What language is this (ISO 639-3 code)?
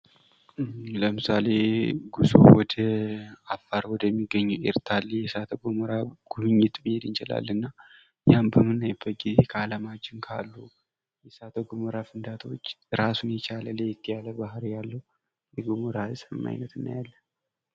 amh